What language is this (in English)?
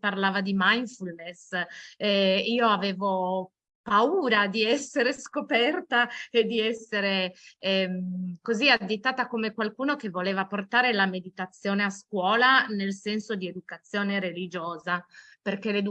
Italian